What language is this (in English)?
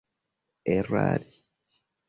Esperanto